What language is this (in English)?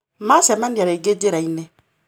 Kikuyu